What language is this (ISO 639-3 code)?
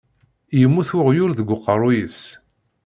kab